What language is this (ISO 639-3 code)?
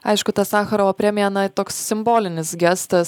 lit